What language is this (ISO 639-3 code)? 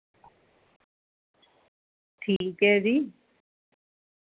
doi